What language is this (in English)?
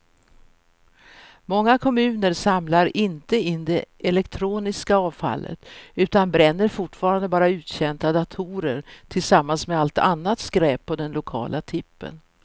Swedish